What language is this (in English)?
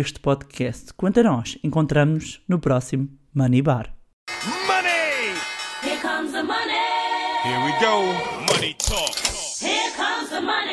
Portuguese